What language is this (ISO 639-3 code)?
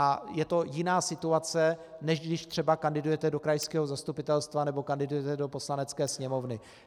ces